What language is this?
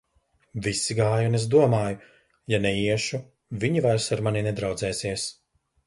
Latvian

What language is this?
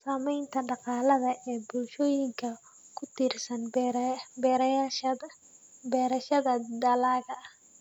Somali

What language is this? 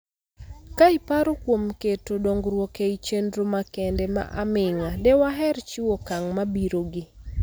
Luo (Kenya and Tanzania)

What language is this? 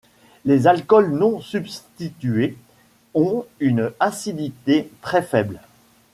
French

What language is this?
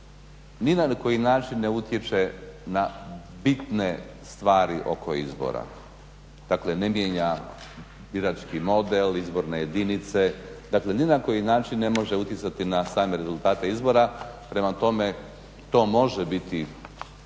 Croatian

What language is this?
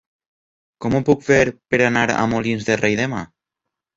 Catalan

